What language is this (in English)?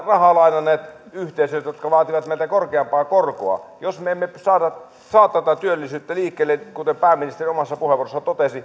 Finnish